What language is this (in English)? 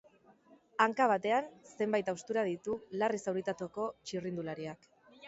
Basque